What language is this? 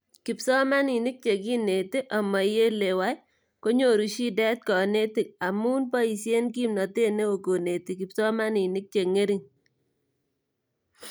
Kalenjin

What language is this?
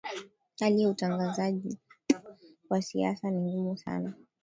Swahili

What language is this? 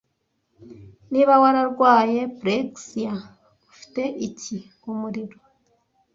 Kinyarwanda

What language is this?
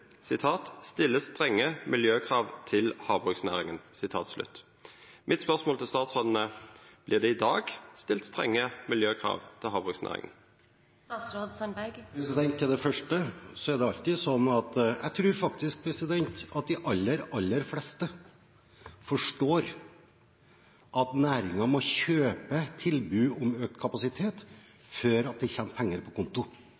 Norwegian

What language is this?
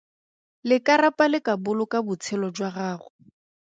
Tswana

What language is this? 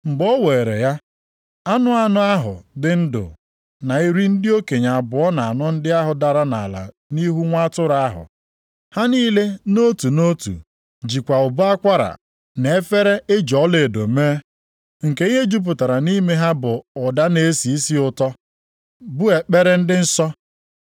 Igbo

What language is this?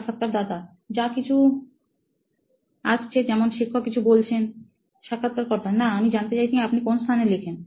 Bangla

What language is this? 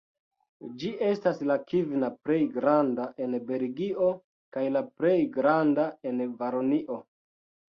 Esperanto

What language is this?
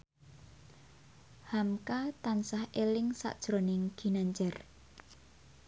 Javanese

